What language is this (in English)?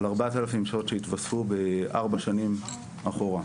Hebrew